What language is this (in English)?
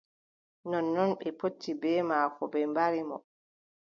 Adamawa Fulfulde